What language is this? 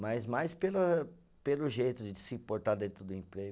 Portuguese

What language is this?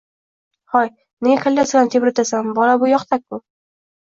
Uzbek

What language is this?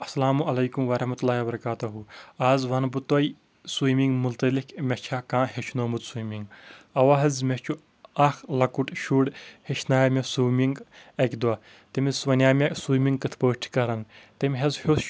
Kashmiri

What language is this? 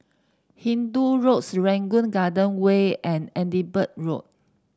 English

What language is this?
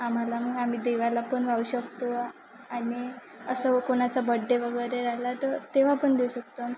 Marathi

